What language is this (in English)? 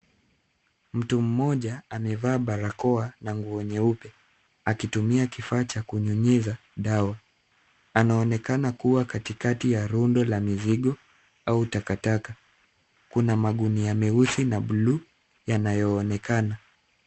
Swahili